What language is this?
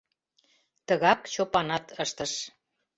Mari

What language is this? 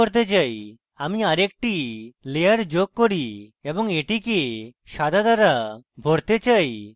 Bangla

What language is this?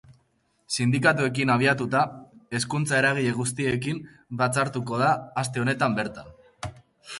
Basque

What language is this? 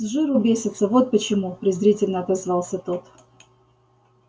Russian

